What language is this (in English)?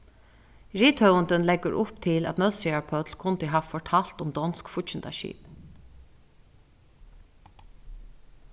Faroese